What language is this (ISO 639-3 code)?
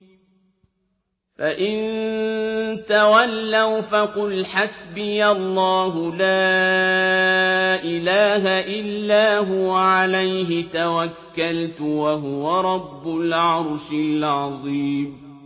ara